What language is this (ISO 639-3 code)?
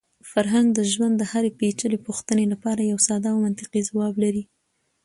pus